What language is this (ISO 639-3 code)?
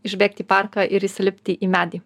lit